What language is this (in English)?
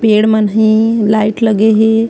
Chhattisgarhi